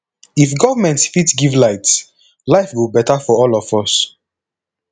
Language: Nigerian Pidgin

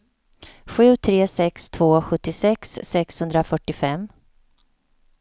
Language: Swedish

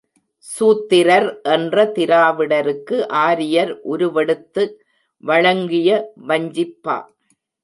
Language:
Tamil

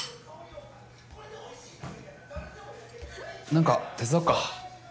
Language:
Japanese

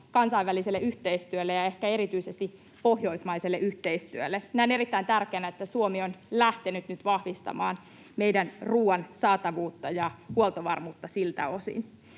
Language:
Finnish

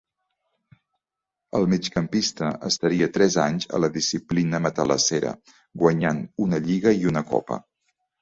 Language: Catalan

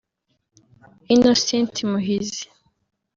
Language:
Kinyarwanda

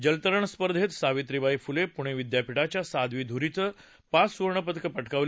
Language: Marathi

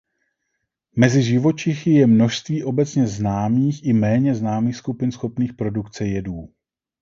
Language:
Czech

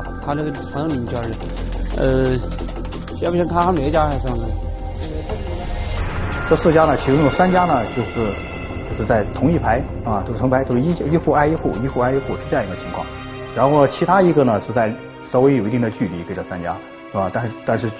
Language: Chinese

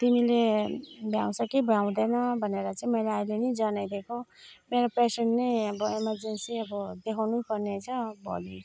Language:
Nepali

